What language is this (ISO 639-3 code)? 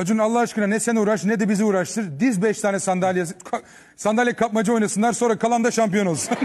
tur